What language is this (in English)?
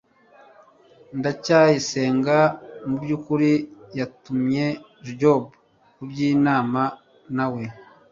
Kinyarwanda